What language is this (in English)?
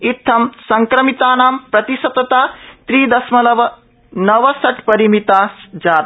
Sanskrit